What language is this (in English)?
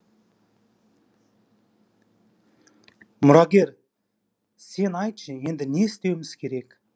Kazakh